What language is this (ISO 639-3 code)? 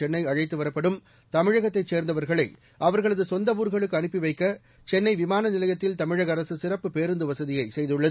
tam